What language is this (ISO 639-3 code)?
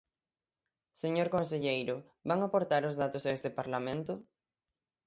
glg